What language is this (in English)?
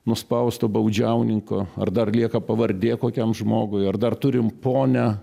Lithuanian